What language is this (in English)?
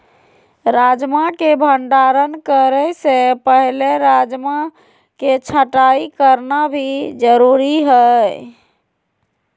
Magahi